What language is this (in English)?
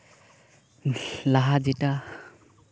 Santali